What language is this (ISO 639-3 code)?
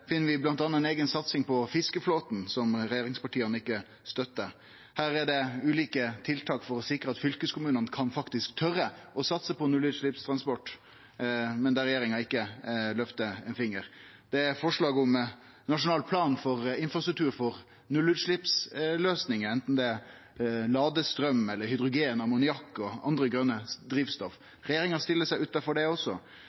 nno